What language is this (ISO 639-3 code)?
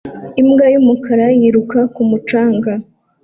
kin